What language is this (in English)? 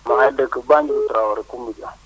Wolof